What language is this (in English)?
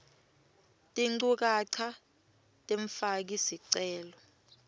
Swati